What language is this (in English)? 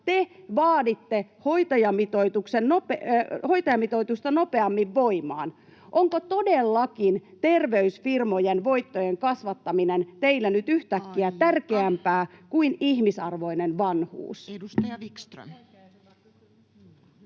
Finnish